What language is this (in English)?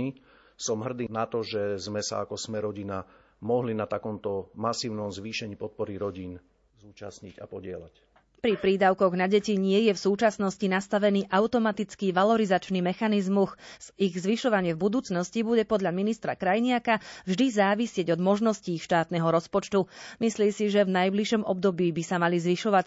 Slovak